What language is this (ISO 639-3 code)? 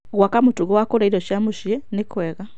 kik